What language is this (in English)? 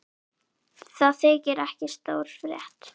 Icelandic